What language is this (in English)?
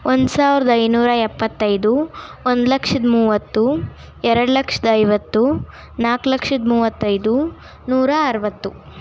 Kannada